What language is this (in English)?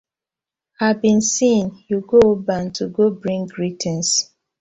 Nigerian Pidgin